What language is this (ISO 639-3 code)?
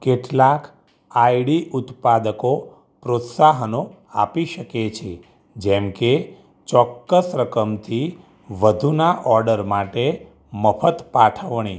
guj